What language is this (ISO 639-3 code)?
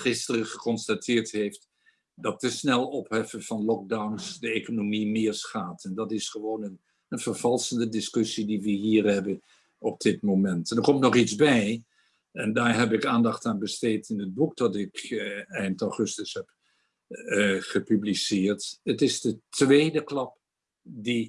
nld